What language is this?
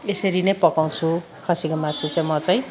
Nepali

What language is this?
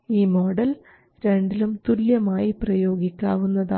Malayalam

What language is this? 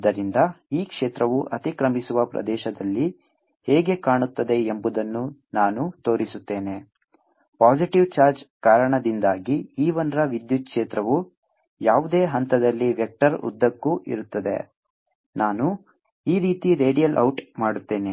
Kannada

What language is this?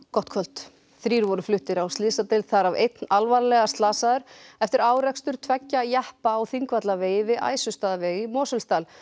Icelandic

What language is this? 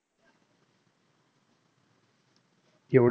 Marathi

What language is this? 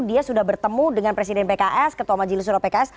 Indonesian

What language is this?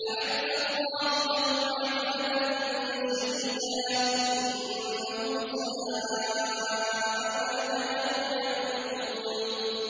Arabic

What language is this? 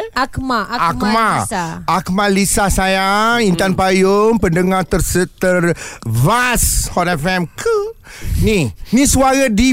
Malay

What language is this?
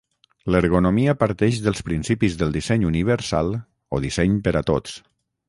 Catalan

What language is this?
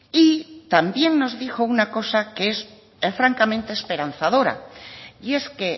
Spanish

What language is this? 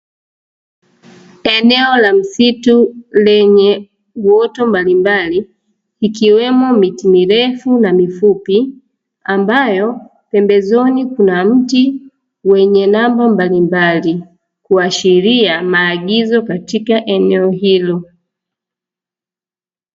Swahili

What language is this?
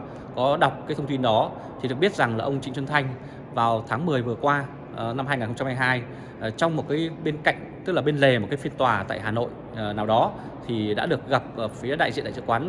Vietnamese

